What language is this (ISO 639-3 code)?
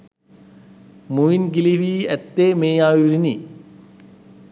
sin